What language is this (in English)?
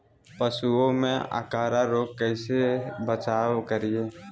Magahi